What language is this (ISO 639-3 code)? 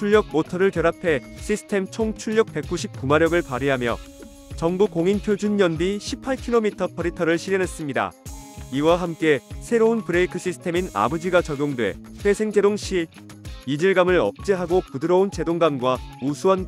kor